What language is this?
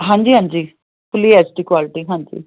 Punjabi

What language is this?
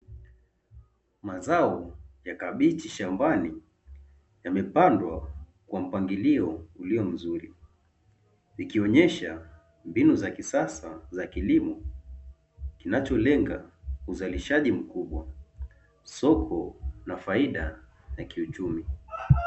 Swahili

